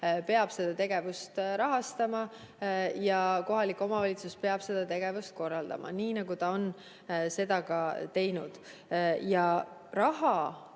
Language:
Estonian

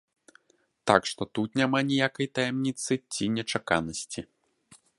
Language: Belarusian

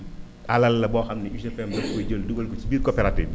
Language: Wolof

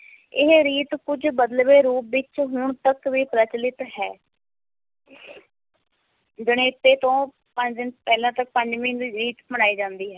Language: Punjabi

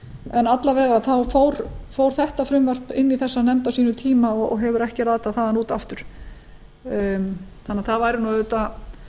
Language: Icelandic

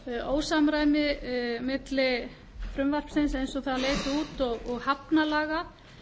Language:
Icelandic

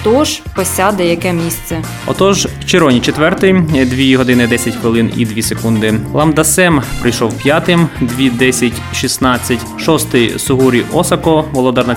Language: Ukrainian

